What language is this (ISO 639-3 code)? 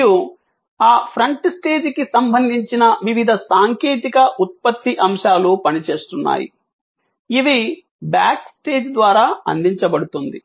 tel